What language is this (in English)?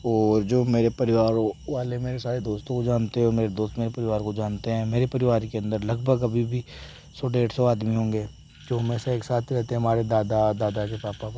Hindi